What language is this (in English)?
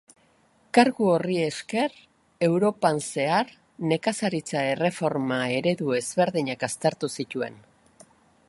Basque